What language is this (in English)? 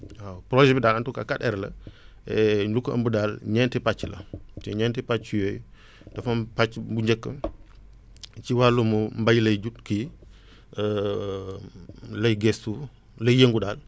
Wolof